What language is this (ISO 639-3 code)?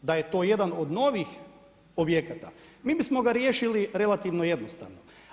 hrv